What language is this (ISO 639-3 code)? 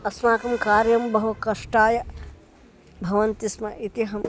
san